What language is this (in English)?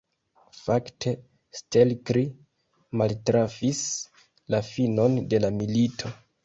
Esperanto